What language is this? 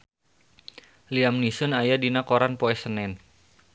Sundanese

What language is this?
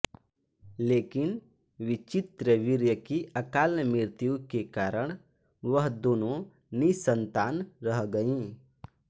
Hindi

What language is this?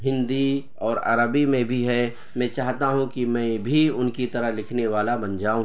Urdu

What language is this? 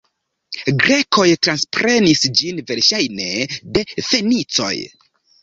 Esperanto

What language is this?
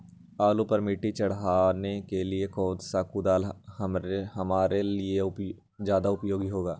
Magahi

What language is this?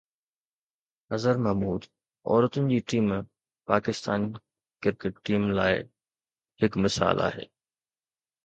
Sindhi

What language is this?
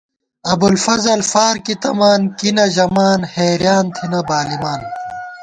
Gawar-Bati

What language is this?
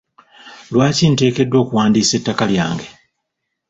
Ganda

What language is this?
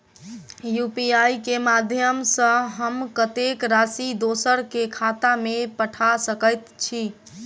Maithili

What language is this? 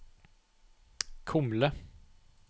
Norwegian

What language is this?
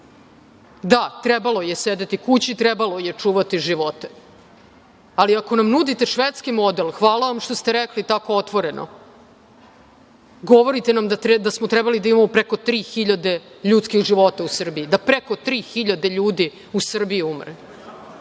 Serbian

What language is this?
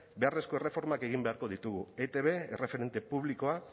Basque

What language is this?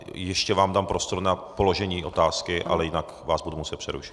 Czech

